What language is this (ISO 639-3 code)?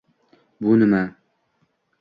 uzb